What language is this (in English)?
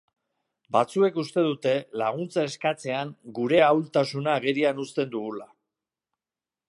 Basque